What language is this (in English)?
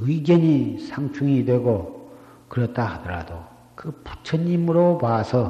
Korean